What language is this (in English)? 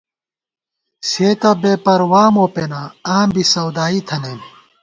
Gawar-Bati